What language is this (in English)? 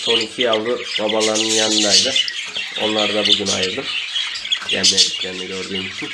Turkish